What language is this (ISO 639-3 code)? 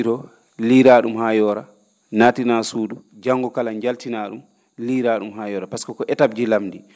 ful